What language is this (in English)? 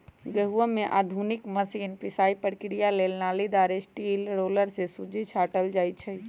Magahi